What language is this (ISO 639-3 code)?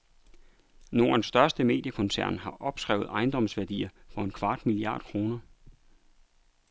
dan